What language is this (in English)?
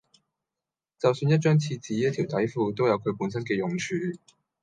Cantonese